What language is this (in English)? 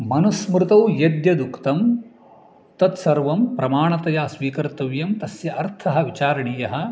Sanskrit